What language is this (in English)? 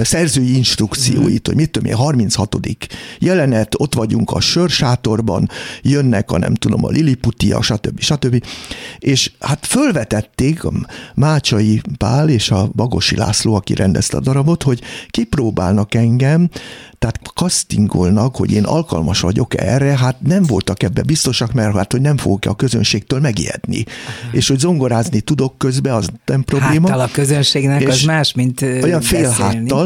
Hungarian